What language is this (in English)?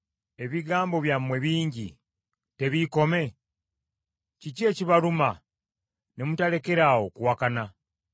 Ganda